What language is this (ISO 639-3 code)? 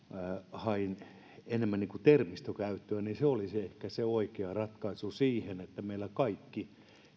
fin